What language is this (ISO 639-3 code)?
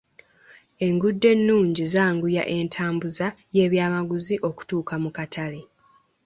lug